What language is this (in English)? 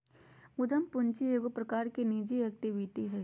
Magahi